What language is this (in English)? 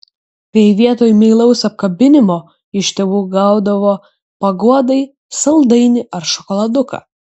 Lithuanian